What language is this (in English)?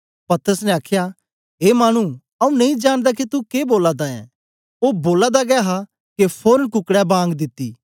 Dogri